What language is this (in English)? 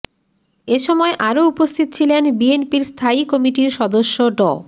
Bangla